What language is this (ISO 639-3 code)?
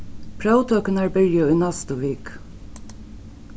fao